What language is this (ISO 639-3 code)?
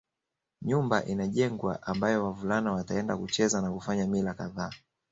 swa